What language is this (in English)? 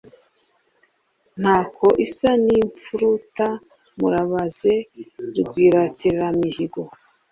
Kinyarwanda